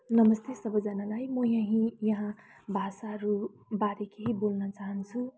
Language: Nepali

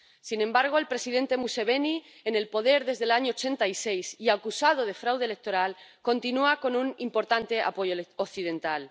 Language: Spanish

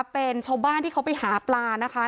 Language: Thai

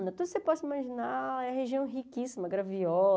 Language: Portuguese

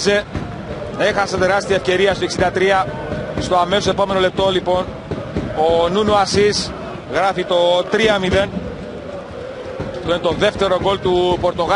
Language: Greek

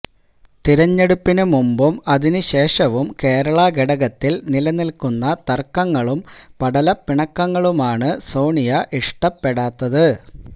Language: Malayalam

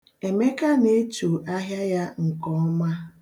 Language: Igbo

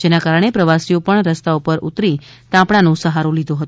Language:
Gujarati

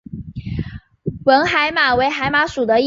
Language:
Chinese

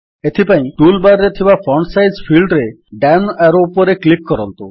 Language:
Odia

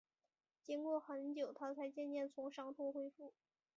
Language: Chinese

